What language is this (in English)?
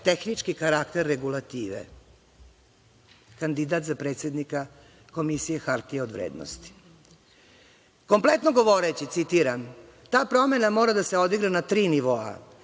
Serbian